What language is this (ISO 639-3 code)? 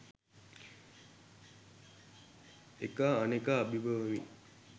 sin